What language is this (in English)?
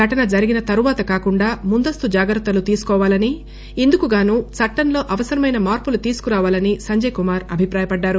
Telugu